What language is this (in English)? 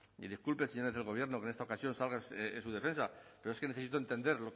Spanish